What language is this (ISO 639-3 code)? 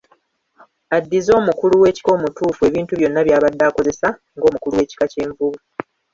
lug